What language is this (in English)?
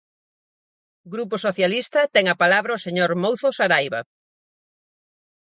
Galician